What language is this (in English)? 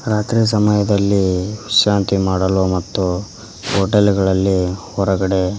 Kannada